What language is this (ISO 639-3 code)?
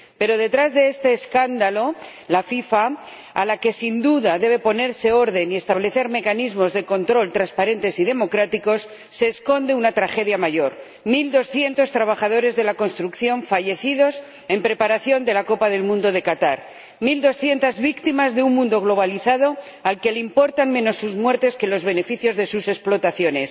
spa